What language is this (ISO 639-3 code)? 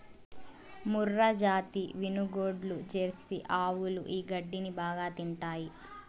tel